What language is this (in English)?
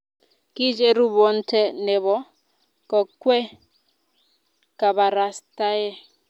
Kalenjin